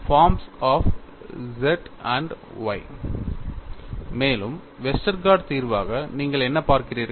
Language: Tamil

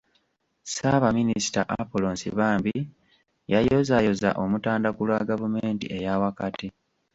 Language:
Ganda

